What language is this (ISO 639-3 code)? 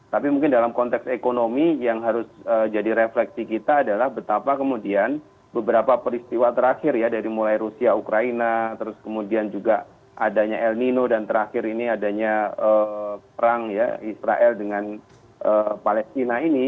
ind